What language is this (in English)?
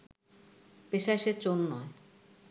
Bangla